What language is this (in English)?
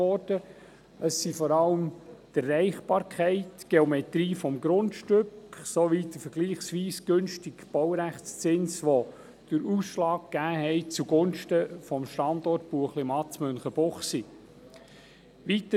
Swiss German